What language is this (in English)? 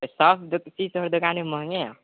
Maithili